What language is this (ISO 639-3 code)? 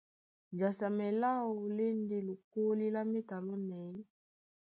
dua